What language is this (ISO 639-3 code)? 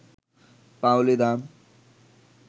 ben